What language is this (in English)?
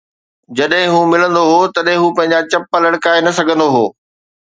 Sindhi